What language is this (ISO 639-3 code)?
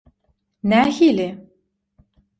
tuk